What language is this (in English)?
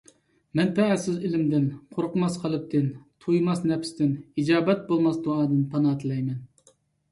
Uyghur